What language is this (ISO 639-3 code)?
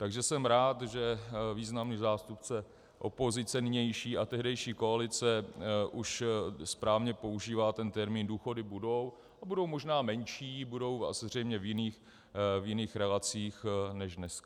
ces